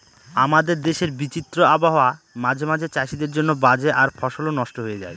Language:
Bangla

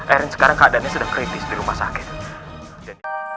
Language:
Indonesian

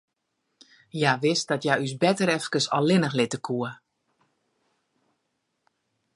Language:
Western Frisian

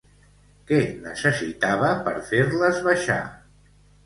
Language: Catalan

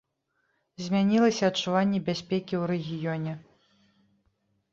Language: Belarusian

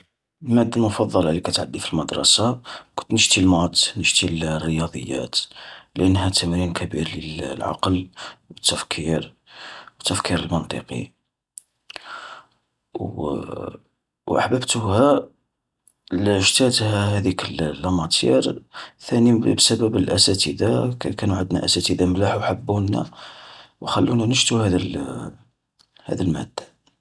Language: Algerian Arabic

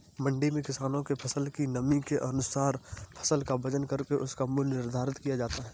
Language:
Hindi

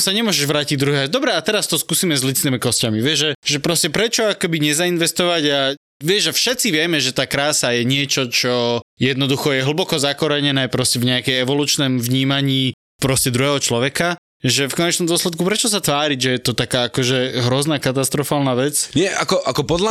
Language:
Slovak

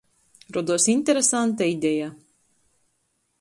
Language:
Latgalian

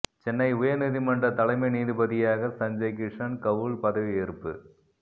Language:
Tamil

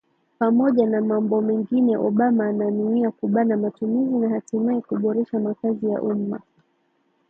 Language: Swahili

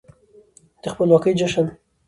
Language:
Pashto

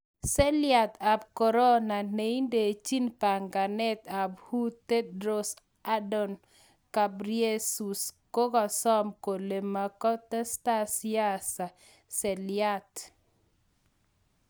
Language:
Kalenjin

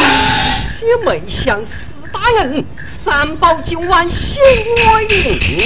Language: Chinese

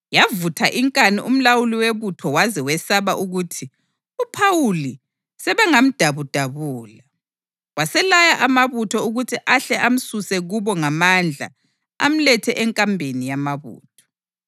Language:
North Ndebele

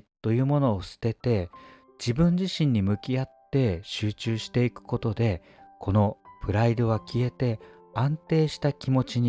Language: Japanese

